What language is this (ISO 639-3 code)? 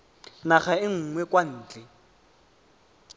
tsn